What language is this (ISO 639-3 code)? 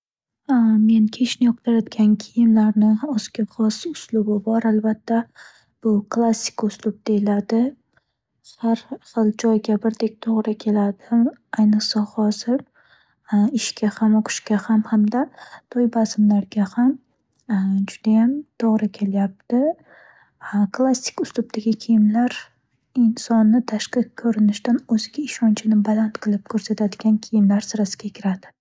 uzb